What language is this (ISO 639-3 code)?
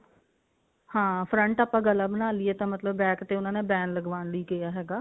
pan